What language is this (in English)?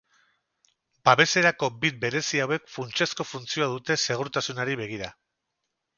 Basque